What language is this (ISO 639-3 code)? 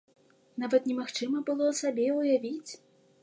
bel